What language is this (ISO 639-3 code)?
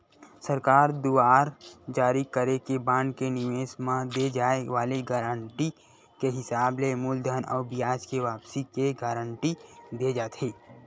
hne